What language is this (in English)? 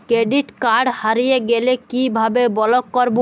Bangla